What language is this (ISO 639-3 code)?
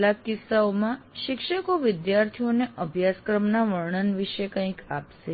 guj